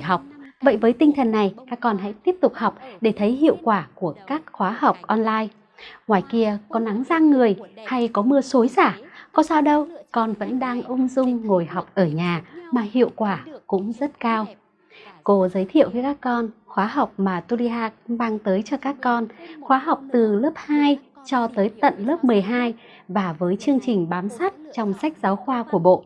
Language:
Vietnamese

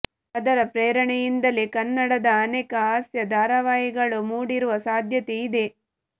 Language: Kannada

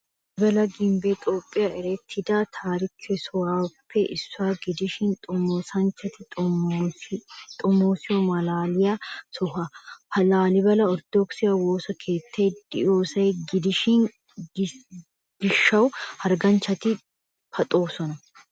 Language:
Wolaytta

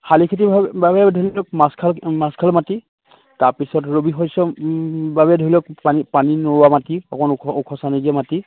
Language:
Assamese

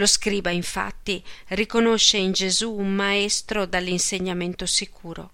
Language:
Italian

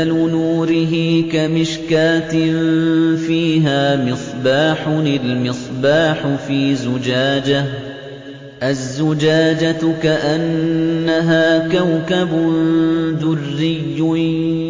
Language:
Arabic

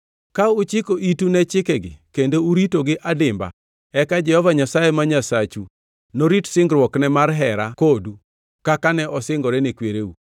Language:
Luo (Kenya and Tanzania)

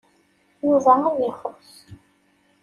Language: Kabyle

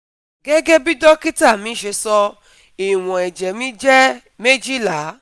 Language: Yoruba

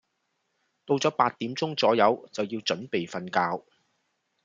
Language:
Cantonese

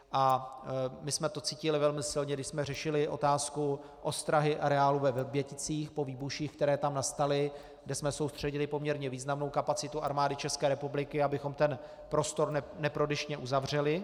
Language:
Czech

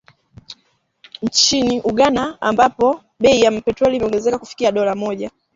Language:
Swahili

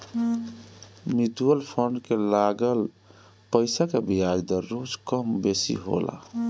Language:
Bhojpuri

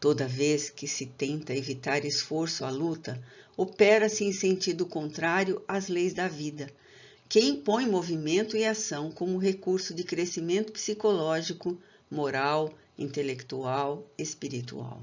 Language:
Portuguese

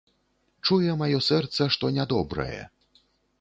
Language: Belarusian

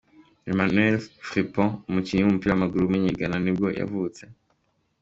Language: Kinyarwanda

